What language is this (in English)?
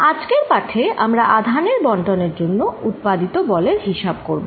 Bangla